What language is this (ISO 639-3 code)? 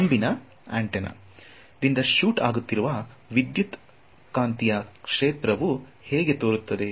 kan